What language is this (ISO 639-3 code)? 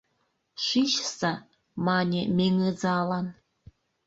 chm